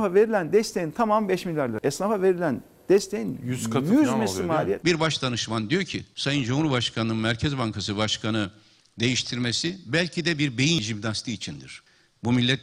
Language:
Turkish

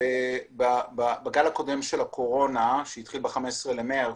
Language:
Hebrew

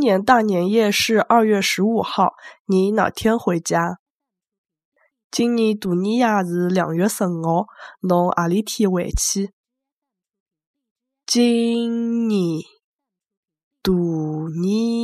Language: Chinese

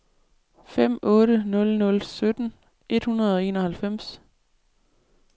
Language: Danish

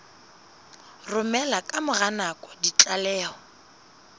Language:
Southern Sotho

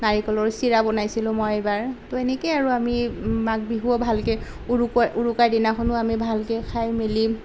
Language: Assamese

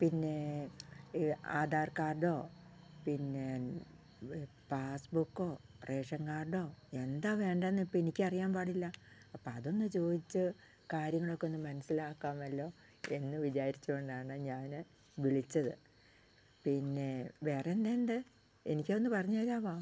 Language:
Malayalam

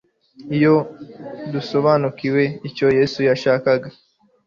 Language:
Kinyarwanda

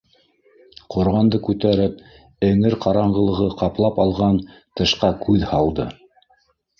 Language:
Bashkir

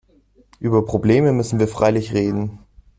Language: German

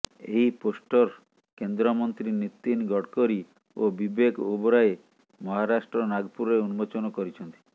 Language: Odia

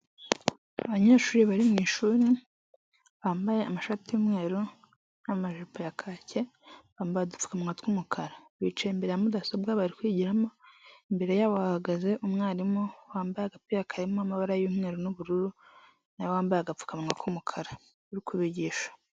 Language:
Kinyarwanda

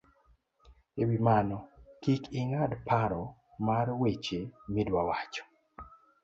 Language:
Luo (Kenya and Tanzania)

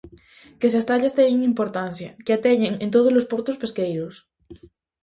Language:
Galician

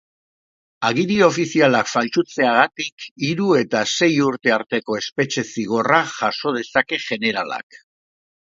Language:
Basque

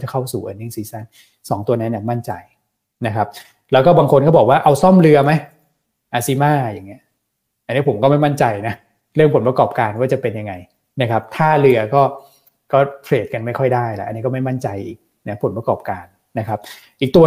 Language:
Thai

